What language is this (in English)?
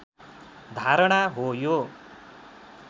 Nepali